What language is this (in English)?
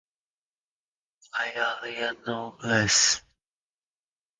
English